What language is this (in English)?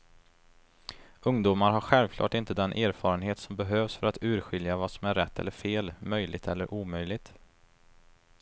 Swedish